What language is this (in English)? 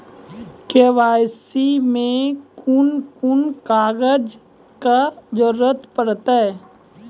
Maithili